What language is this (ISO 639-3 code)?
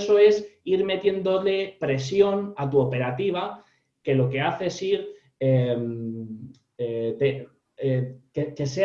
spa